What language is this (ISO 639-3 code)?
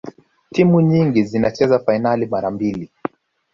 swa